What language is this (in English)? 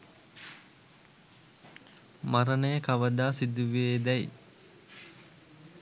Sinhala